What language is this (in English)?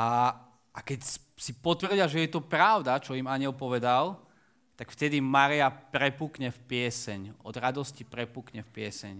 Slovak